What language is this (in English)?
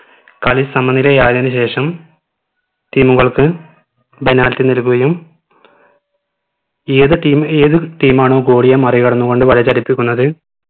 Malayalam